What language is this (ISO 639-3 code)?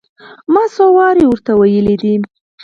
pus